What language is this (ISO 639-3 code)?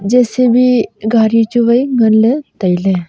nnp